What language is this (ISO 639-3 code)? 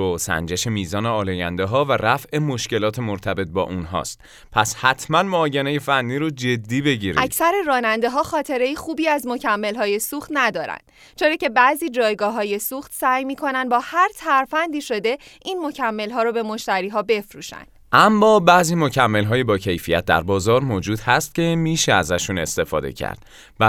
fas